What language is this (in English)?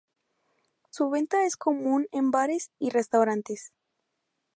Spanish